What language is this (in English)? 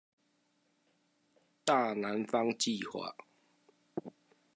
Chinese